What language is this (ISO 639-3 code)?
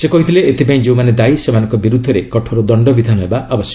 ori